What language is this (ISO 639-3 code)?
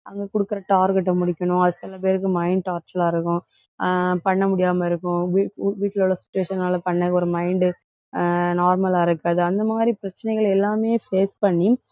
tam